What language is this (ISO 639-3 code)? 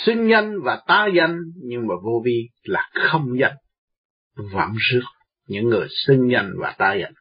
vie